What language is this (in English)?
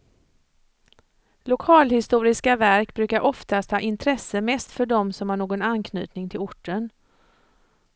Swedish